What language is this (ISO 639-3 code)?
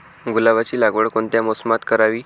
mar